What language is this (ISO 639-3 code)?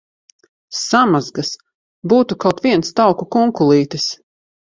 lav